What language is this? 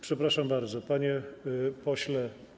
Polish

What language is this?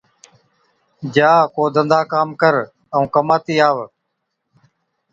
Od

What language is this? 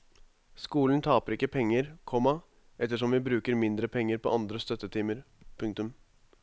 Norwegian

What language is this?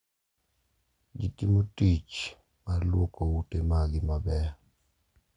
Luo (Kenya and Tanzania)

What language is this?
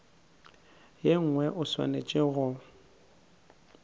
Northern Sotho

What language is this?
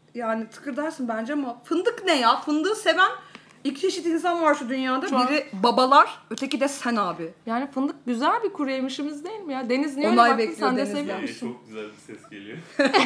Turkish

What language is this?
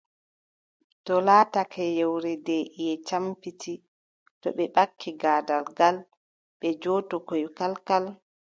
Adamawa Fulfulde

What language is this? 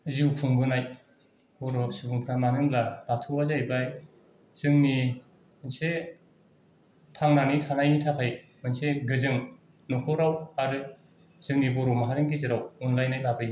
Bodo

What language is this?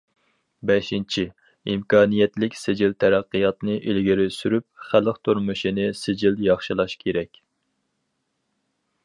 Uyghur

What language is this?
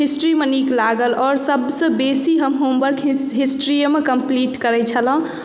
Maithili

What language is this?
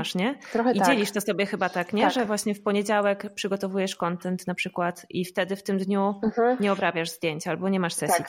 Polish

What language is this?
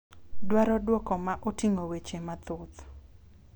Luo (Kenya and Tanzania)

